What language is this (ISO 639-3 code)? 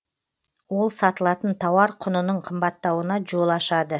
kaz